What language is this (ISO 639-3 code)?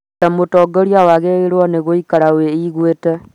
kik